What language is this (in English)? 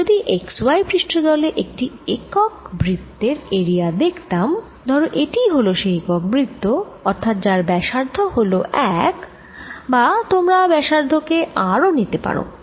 Bangla